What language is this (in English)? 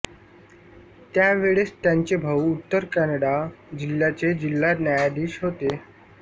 Marathi